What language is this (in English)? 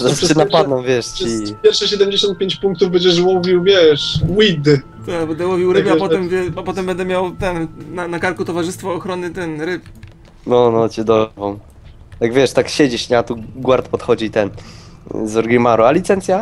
Polish